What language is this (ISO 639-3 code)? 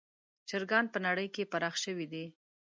pus